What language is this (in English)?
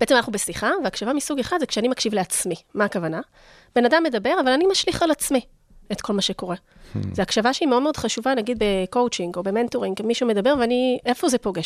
Hebrew